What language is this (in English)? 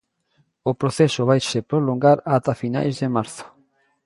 Galician